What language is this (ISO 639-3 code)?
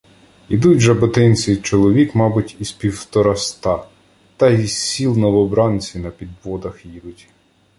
ukr